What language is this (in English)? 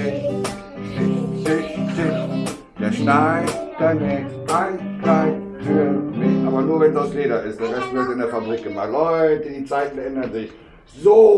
German